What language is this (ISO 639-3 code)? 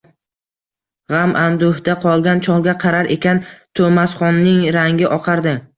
uzb